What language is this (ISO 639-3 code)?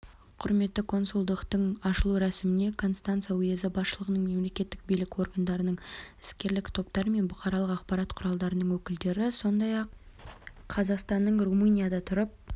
kaz